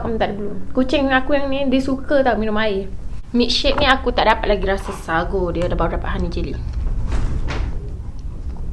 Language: Malay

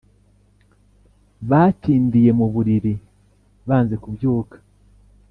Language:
Kinyarwanda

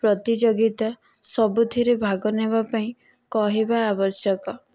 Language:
Odia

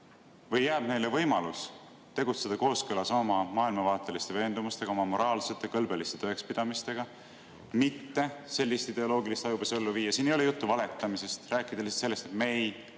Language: Estonian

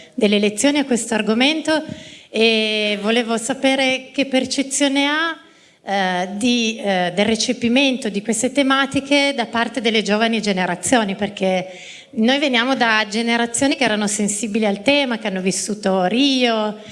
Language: Italian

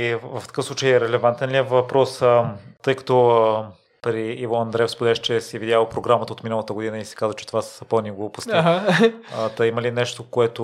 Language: Bulgarian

